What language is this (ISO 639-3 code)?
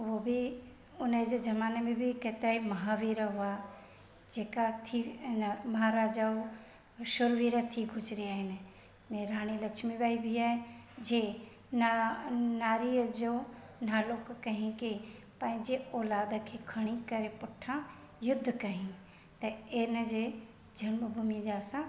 snd